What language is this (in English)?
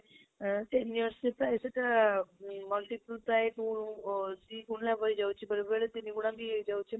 Odia